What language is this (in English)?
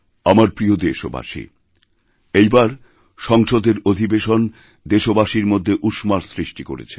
Bangla